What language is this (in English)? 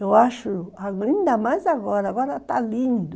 Portuguese